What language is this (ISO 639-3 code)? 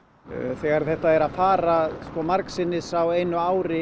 isl